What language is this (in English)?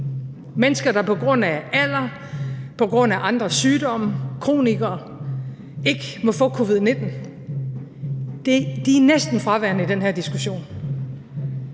Danish